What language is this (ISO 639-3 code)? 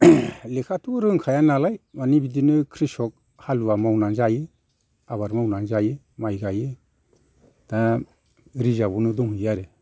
brx